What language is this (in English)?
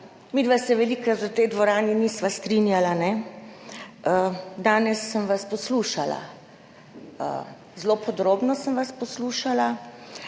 Slovenian